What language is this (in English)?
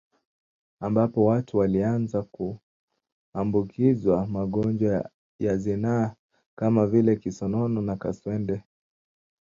Swahili